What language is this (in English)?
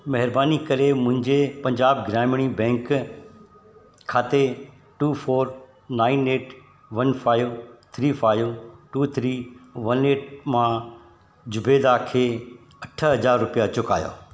Sindhi